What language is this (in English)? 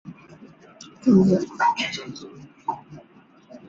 Chinese